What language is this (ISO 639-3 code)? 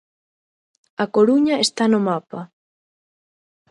glg